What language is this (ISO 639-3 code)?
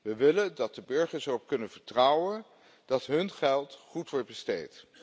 nld